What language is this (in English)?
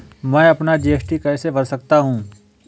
Hindi